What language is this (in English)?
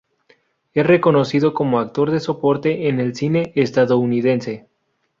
Spanish